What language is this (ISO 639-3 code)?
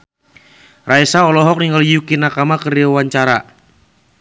sun